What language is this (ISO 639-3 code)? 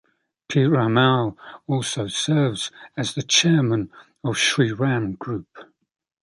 eng